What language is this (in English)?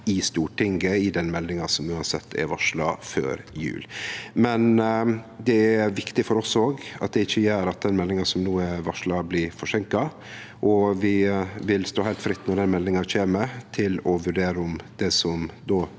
Norwegian